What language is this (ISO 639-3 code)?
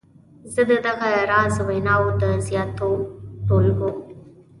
pus